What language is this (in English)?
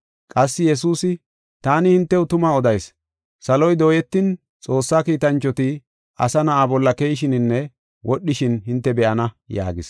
Gofa